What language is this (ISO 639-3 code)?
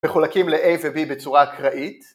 heb